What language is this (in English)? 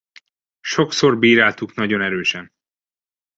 Hungarian